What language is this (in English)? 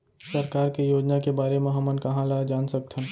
Chhattisgarhi